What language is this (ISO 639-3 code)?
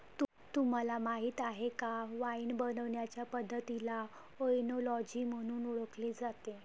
mar